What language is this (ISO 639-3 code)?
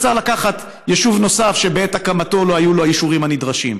heb